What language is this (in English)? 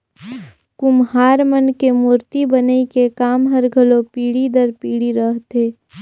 Chhattisgarhi